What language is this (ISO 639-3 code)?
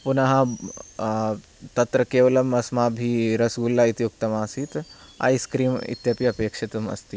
san